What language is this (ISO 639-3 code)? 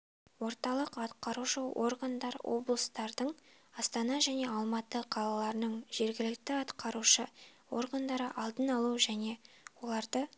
kaz